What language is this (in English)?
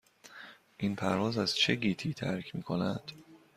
Persian